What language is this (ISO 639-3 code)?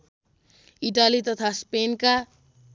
nep